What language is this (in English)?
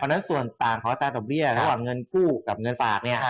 Thai